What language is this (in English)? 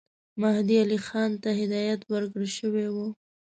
Pashto